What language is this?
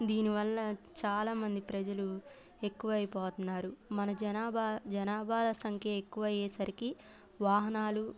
Telugu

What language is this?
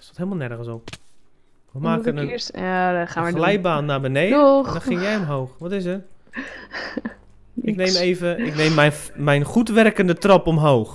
Dutch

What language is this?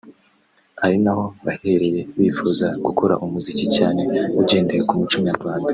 Kinyarwanda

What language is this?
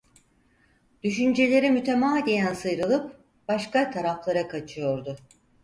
Turkish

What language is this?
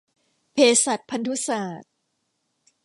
Thai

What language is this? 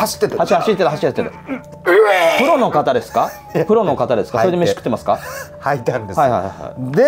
Japanese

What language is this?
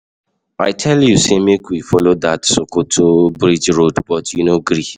Nigerian Pidgin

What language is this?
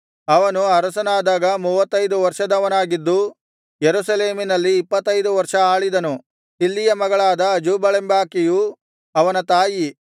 Kannada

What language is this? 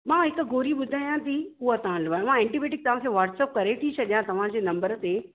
Sindhi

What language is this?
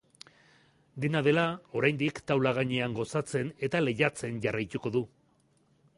Basque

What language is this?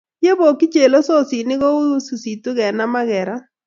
Kalenjin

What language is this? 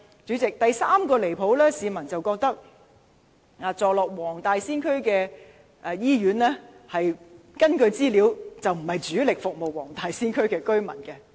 Cantonese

